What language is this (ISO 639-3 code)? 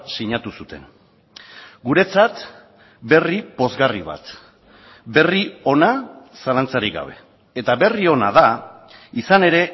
eus